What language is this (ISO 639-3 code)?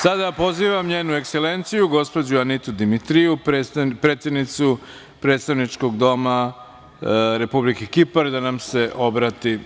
srp